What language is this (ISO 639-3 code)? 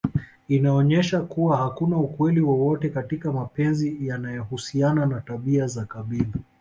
swa